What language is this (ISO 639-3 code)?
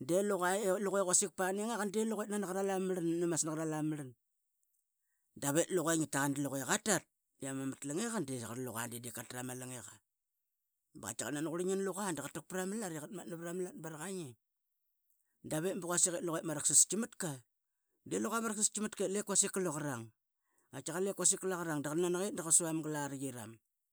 byx